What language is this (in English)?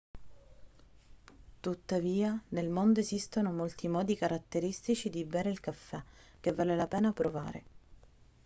Italian